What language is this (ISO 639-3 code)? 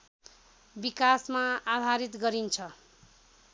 nep